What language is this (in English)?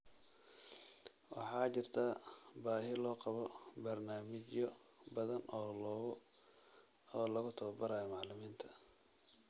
Somali